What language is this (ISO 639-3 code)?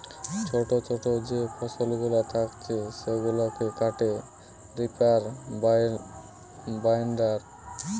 ben